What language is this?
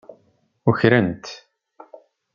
Kabyle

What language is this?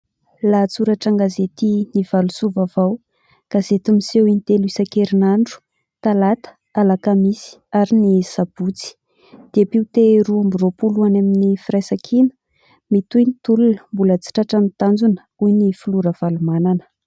Malagasy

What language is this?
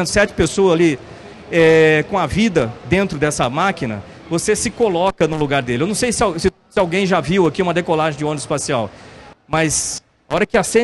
Portuguese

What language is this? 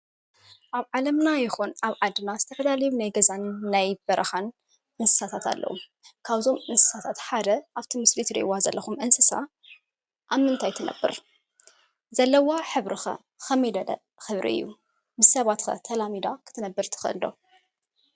Tigrinya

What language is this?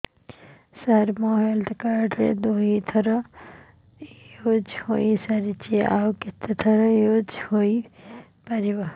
Odia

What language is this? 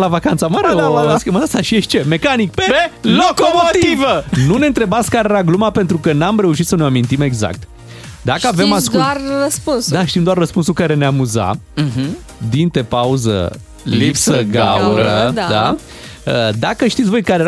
Romanian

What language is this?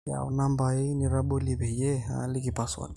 Masai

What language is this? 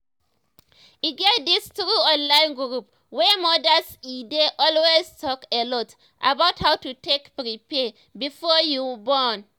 Nigerian Pidgin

